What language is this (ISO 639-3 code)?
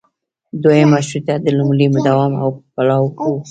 pus